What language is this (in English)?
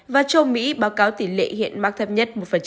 Vietnamese